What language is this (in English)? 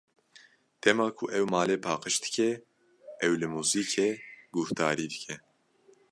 Kurdish